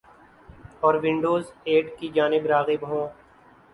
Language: Urdu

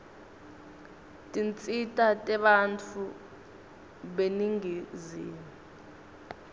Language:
Swati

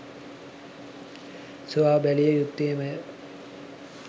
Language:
Sinhala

